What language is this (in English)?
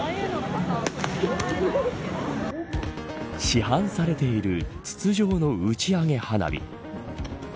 Japanese